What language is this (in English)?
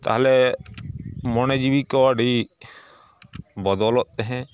Santali